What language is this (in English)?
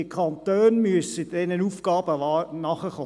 Swiss German